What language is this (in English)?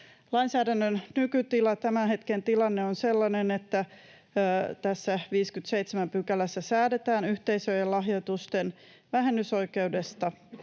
Finnish